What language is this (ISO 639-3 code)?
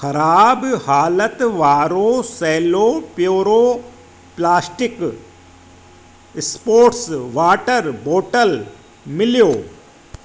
snd